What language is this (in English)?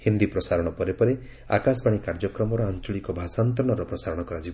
Odia